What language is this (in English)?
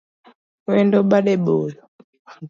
Luo (Kenya and Tanzania)